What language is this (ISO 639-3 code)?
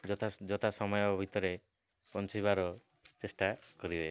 ori